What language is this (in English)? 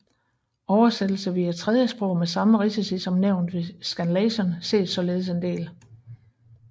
Danish